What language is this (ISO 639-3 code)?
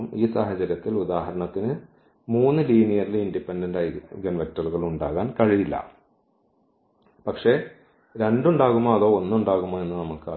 mal